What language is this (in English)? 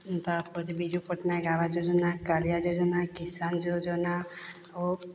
Odia